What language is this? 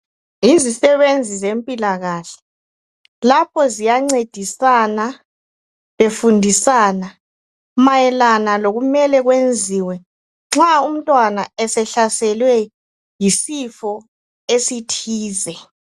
North Ndebele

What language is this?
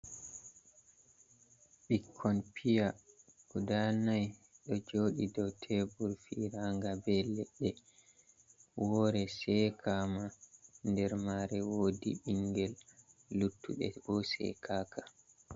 Fula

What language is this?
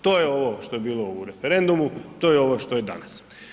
Croatian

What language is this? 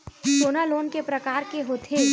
Chhattisgarhi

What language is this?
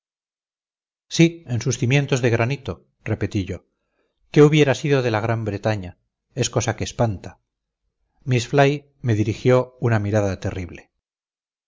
Spanish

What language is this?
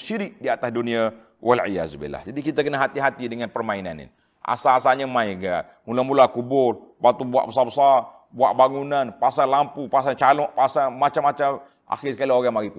Malay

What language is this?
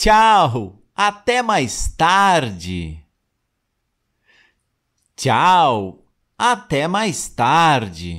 Portuguese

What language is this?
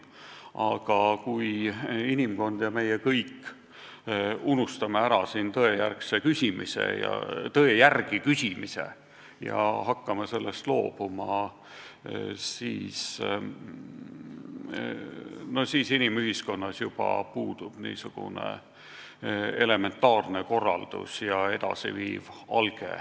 Estonian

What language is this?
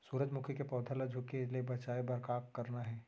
Chhattisgarhi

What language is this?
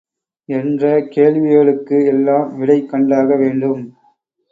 Tamil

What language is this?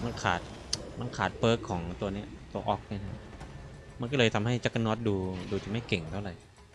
Thai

